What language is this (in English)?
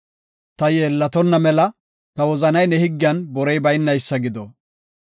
Gofa